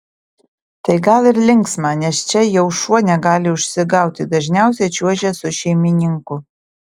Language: Lithuanian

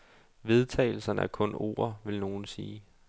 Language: Danish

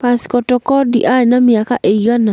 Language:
Kikuyu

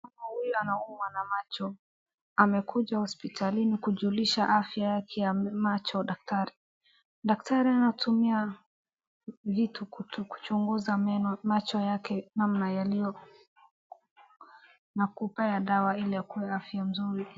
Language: Swahili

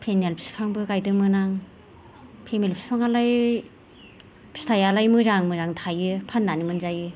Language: Bodo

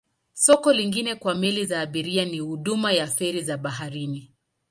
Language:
Swahili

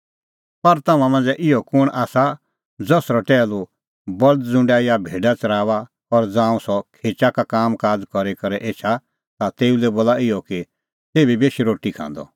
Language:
Kullu Pahari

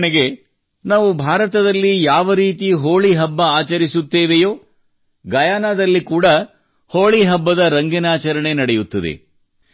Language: Kannada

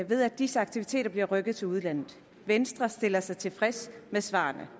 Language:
Danish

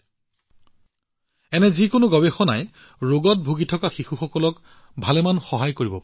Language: Assamese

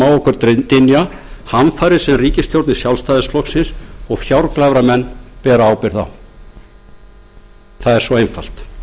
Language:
Icelandic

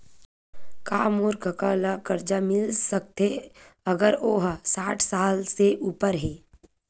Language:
Chhattisgarhi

